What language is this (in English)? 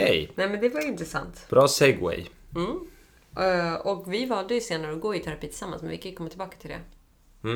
Swedish